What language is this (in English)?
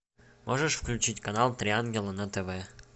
Russian